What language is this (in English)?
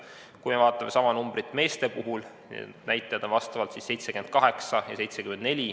Estonian